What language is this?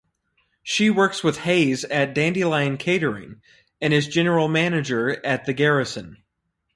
English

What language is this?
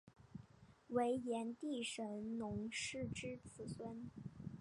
Chinese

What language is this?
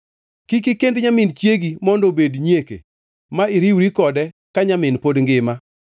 Luo (Kenya and Tanzania)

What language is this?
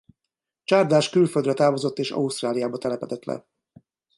Hungarian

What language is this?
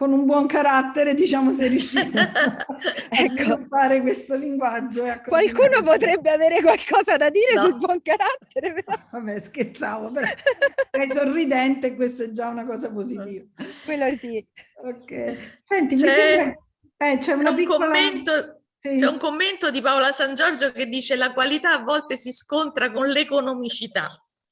Italian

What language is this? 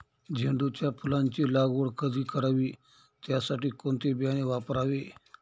Marathi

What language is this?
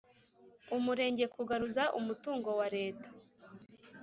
Kinyarwanda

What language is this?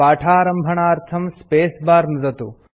Sanskrit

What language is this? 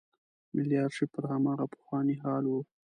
Pashto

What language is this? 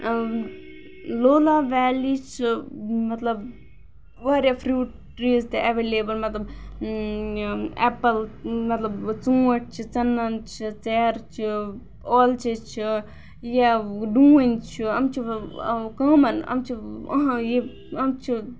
Kashmiri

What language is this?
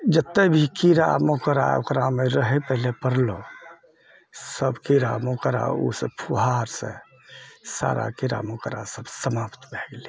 Maithili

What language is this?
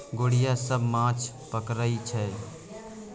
Maithili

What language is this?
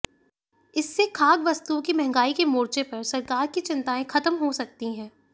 Hindi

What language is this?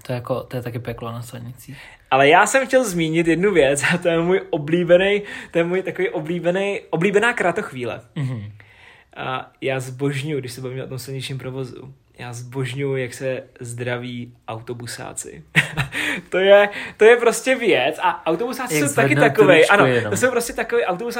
Czech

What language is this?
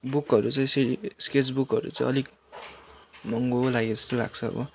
Nepali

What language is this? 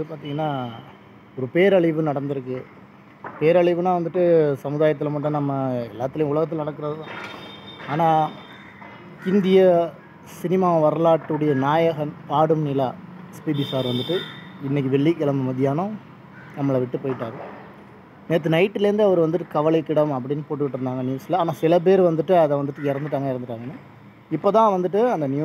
Hindi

